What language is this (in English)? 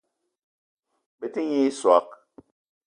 Eton (Cameroon)